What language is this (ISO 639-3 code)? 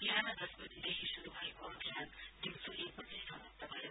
nep